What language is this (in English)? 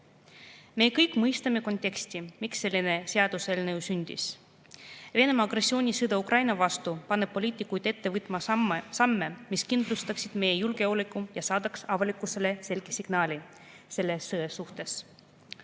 Estonian